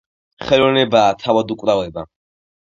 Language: Georgian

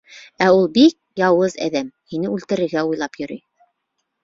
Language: Bashkir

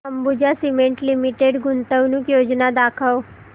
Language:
Marathi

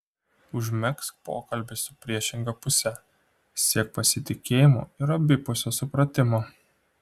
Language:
Lithuanian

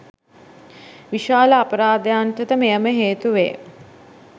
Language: Sinhala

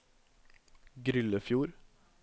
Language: Norwegian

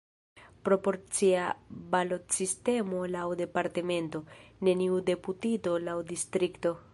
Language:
Esperanto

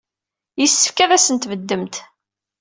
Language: Kabyle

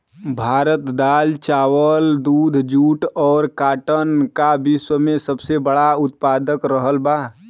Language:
Bhojpuri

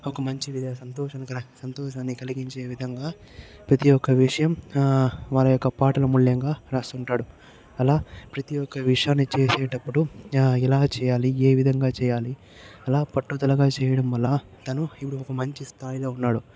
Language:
Telugu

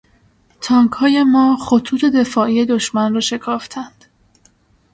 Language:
Persian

